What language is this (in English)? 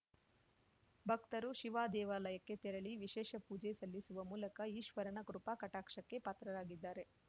Kannada